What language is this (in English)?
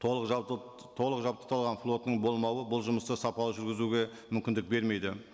Kazakh